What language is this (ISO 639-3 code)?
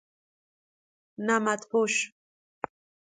fas